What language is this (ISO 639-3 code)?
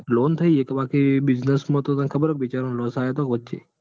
guj